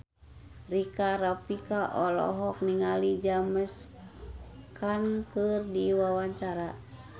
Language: Sundanese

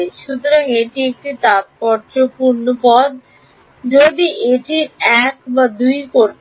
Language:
Bangla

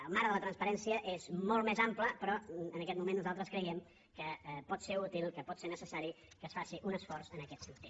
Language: Catalan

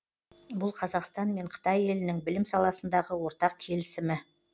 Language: Kazakh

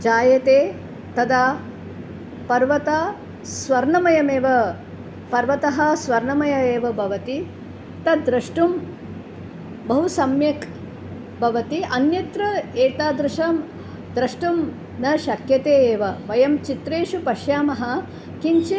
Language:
Sanskrit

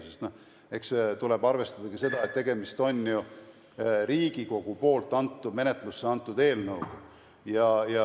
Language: Estonian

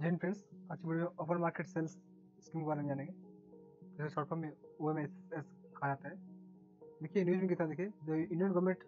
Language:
Hindi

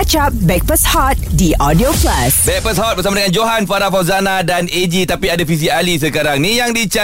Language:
Malay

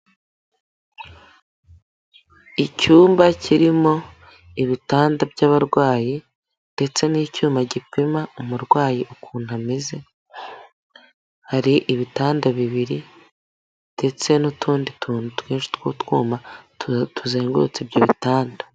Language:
Kinyarwanda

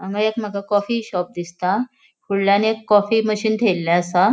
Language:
Konkani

